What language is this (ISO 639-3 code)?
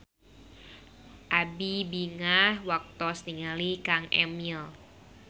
sun